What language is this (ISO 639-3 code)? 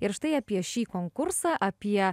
lit